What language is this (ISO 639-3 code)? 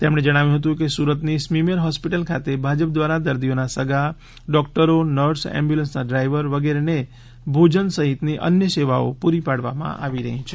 guj